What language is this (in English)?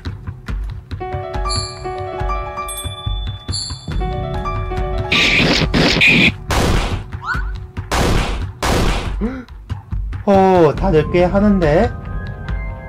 Korean